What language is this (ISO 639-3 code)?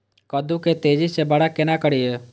mai